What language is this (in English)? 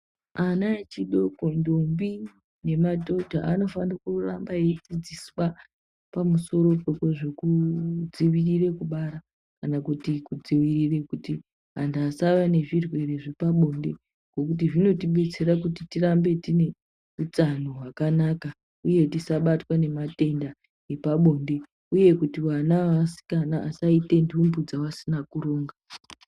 Ndau